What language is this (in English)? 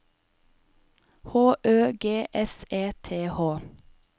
Norwegian